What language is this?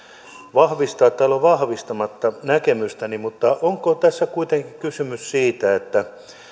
Finnish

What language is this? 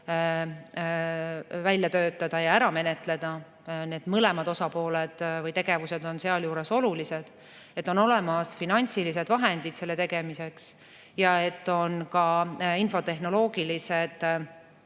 Estonian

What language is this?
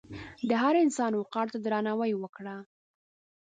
Pashto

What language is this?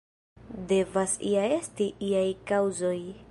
Esperanto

